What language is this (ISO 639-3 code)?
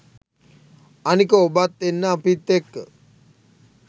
sin